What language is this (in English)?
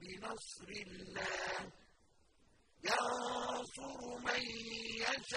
Arabic